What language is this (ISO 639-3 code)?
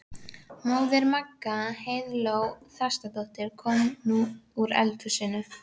isl